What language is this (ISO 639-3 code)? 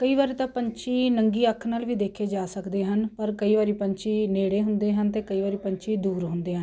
pan